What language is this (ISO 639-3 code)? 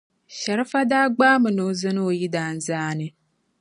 dag